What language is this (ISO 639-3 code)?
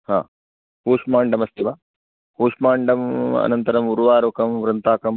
san